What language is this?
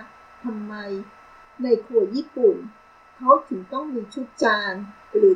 Thai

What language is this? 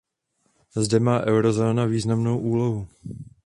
Czech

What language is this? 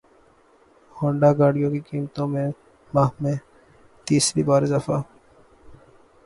Urdu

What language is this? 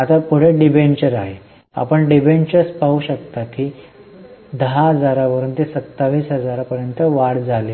Marathi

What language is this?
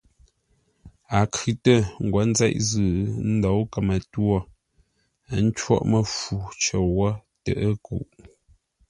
Ngombale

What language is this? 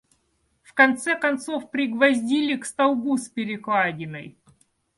Russian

